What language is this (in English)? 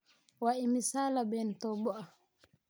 Somali